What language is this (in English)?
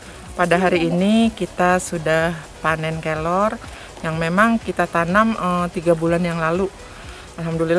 Indonesian